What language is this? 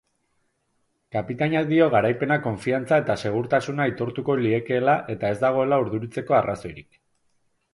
Basque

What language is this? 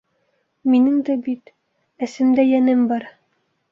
Bashkir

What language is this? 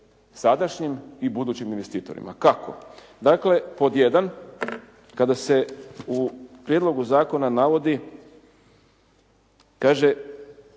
Croatian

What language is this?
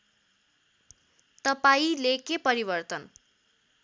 Nepali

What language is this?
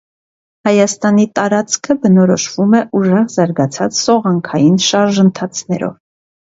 Armenian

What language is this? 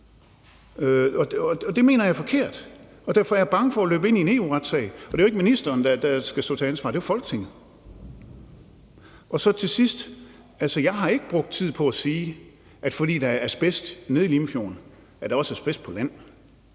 Danish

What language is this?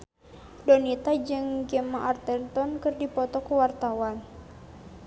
Sundanese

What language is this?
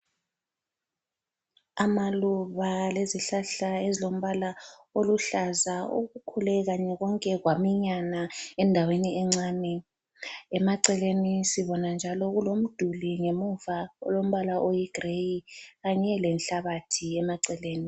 North Ndebele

